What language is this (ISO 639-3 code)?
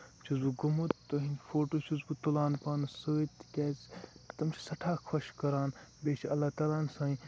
kas